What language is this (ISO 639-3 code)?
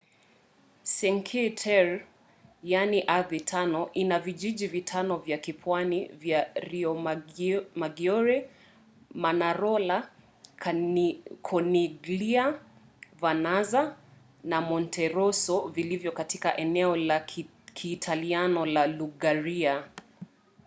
swa